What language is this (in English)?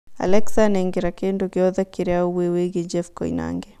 Kikuyu